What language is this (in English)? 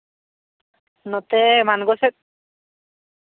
Santali